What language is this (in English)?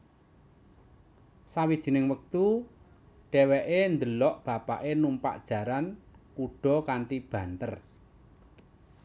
Javanese